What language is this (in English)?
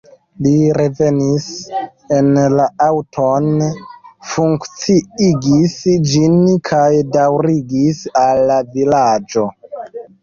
Esperanto